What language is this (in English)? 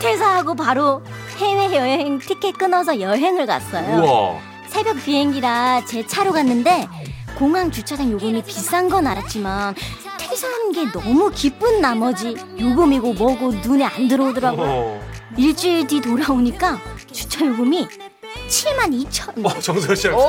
Korean